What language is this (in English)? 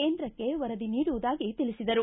Kannada